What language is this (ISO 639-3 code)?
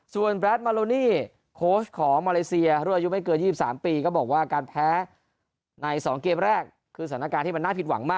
tha